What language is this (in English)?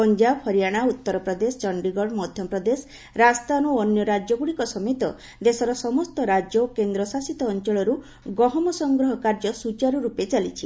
Odia